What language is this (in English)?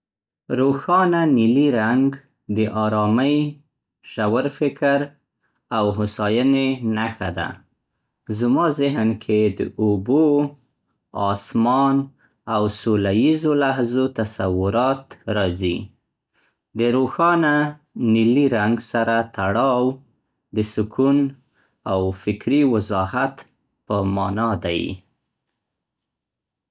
Central Pashto